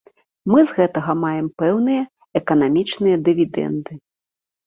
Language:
Belarusian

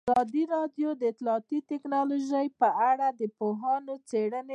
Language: Pashto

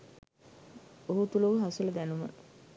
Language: Sinhala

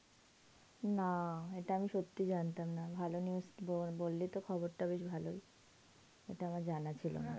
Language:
Bangla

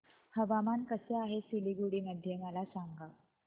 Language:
Marathi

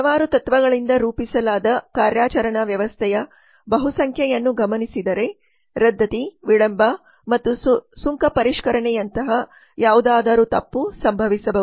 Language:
Kannada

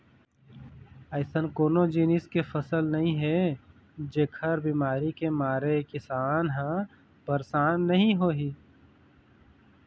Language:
Chhattisgarhi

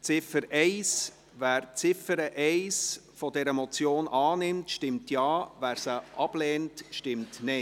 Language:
Swiss German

